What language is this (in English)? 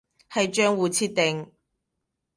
Cantonese